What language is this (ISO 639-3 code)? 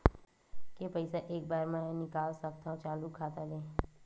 hne